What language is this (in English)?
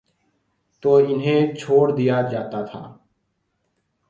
Urdu